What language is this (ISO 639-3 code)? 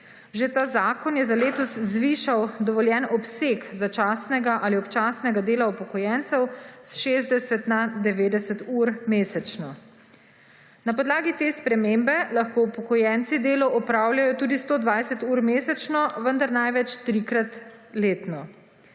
slv